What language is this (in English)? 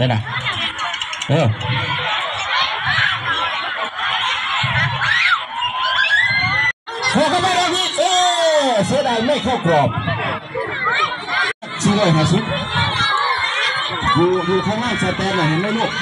Thai